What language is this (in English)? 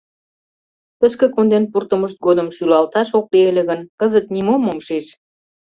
Mari